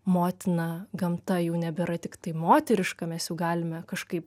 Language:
Lithuanian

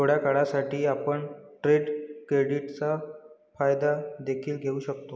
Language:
Marathi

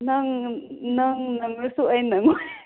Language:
Manipuri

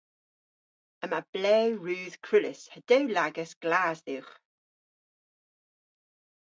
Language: Cornish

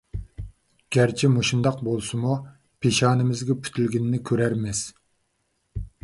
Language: Uyghur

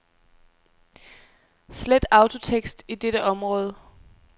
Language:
Danish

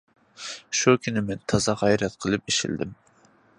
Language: Uyghur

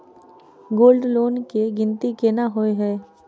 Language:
Maithili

